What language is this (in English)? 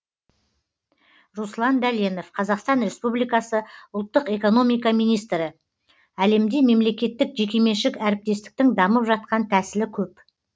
Kazakh